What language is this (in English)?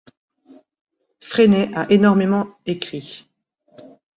French